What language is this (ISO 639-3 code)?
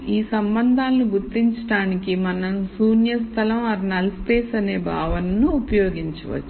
tel